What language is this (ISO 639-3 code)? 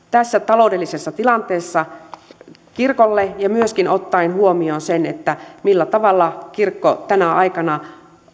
fin